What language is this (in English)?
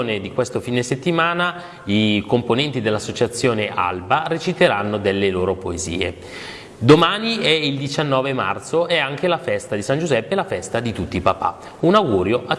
Italian